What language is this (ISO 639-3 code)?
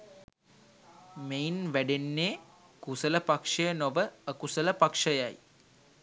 sin